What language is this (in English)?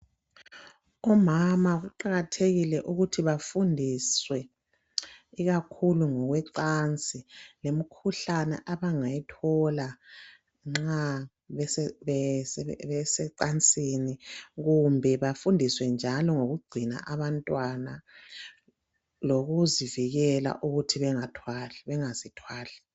North Ndebele